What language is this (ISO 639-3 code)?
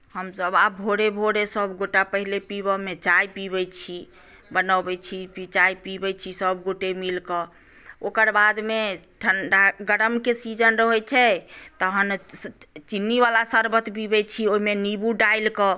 mai